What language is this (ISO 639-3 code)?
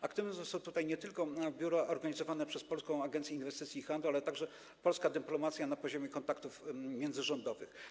pol